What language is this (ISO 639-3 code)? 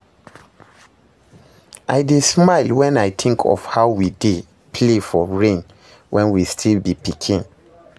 pcm